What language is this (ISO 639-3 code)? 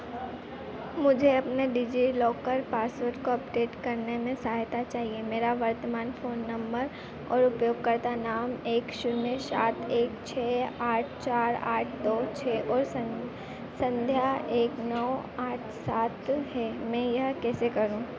hin